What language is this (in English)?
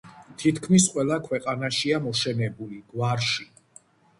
Georgian